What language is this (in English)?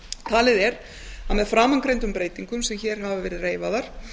Icelandic